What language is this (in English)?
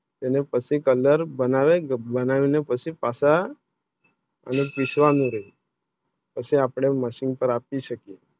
Gujarati